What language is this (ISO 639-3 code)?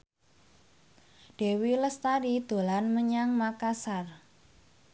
jav